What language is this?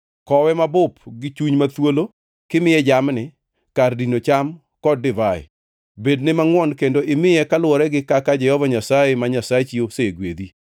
Luo (Kenya and Tanzania)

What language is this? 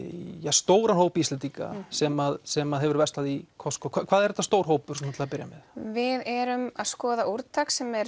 Icelandic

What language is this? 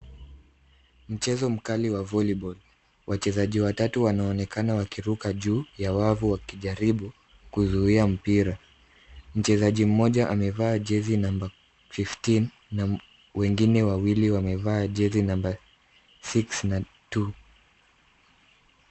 Swahili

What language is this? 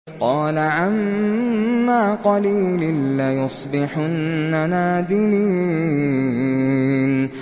Arabic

